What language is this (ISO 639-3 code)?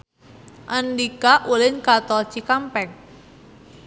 sun